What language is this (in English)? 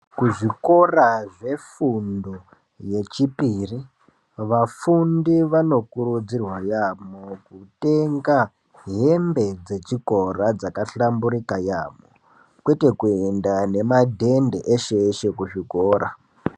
Ndau